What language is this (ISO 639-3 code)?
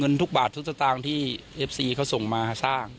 tha